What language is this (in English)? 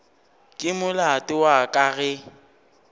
Northern Sotho